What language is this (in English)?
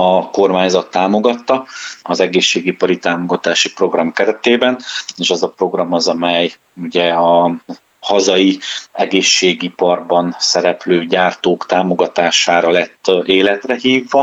Hungarian